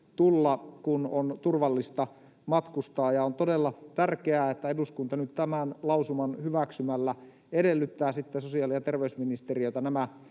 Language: Finnish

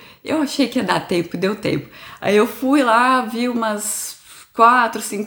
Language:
Portuguese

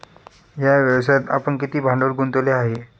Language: Marathi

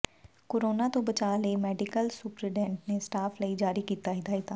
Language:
Punjabi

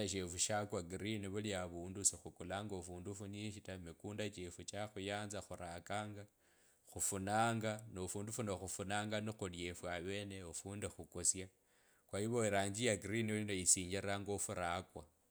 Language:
Kabras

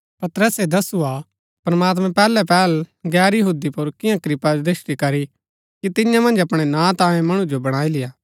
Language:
Gaddi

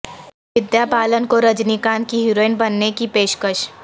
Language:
Urdu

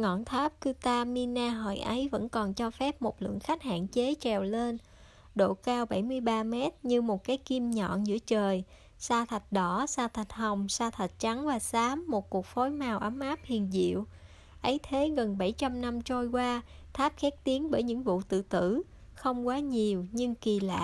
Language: Vietnamese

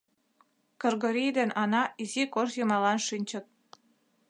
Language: Mari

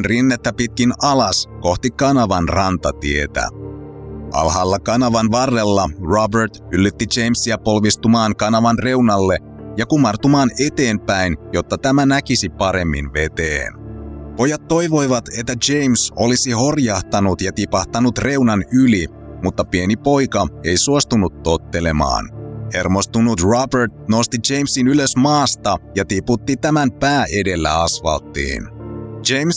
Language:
Finnish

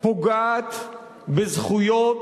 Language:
Hebrew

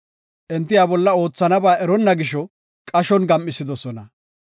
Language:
Gofa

